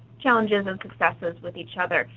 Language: English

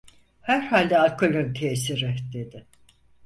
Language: Turkish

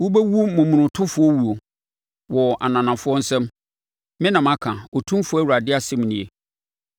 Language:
Akan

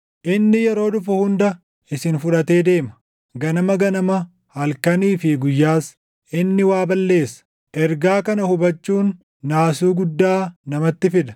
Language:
Oromo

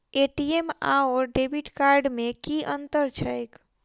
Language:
Maithili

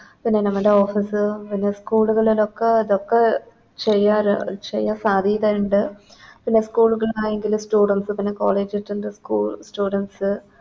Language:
Malayalam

